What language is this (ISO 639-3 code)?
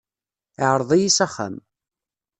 kab